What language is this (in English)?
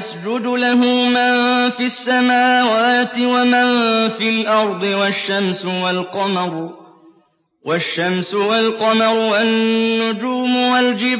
Arabic